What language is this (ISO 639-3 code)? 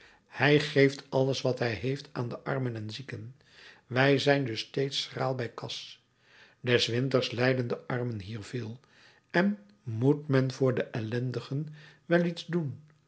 nld